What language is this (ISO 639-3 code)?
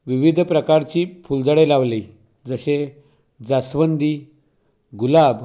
mar